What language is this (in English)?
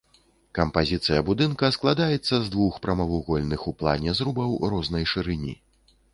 Belarusian